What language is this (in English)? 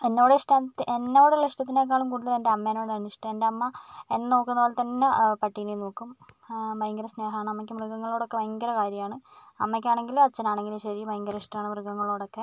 Malayalam